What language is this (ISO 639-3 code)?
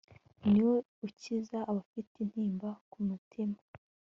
kin